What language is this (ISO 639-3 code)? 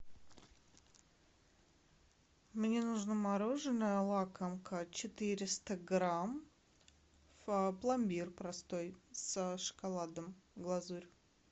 rus